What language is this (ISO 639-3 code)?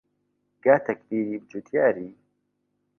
ckb